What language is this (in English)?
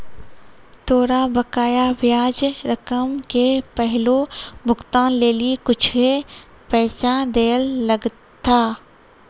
Maithili